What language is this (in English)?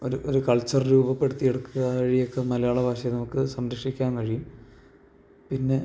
Malayalam